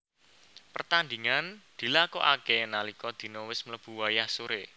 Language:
Javanese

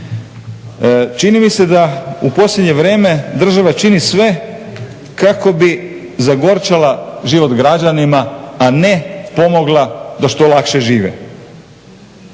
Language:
Croatian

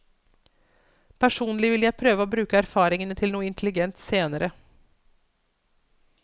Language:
Norwegian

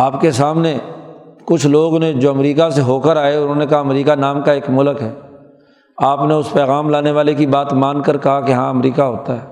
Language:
Urdu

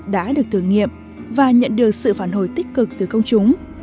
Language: Vietnamese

